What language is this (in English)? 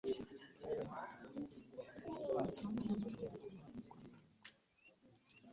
Ganda